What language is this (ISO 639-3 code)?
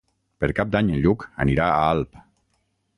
cat